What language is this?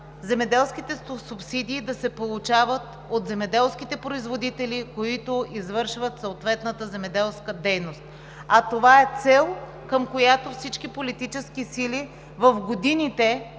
Bulgarian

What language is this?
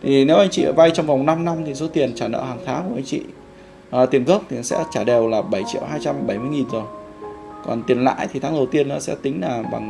Vietnamese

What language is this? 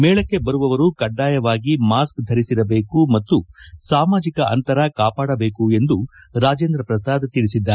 Kannada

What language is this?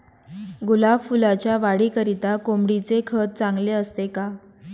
Marathi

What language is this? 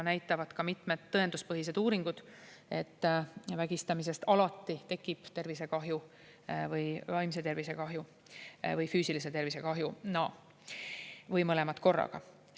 Estonian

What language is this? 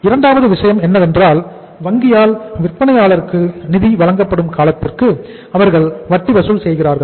Tamil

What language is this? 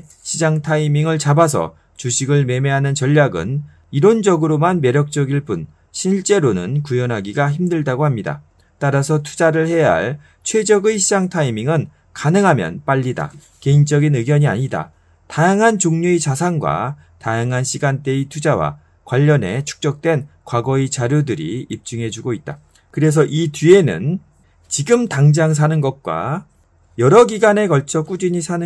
Korean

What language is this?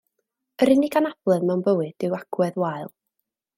Welsh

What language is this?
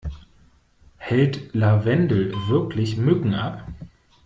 German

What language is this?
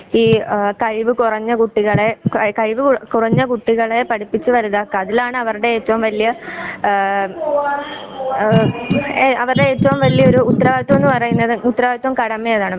Malayalam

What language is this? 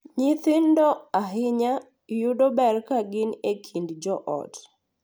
Luo (Kenya and Tanzania)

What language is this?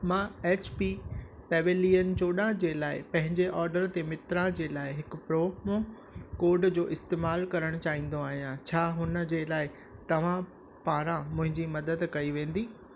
Sindhi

